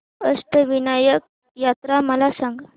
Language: Marathi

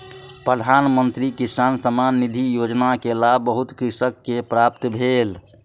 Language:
Maithili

